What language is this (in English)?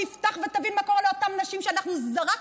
Hebrew